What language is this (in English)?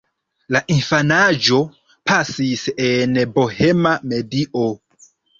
Esperanto